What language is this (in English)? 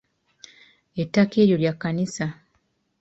Ganda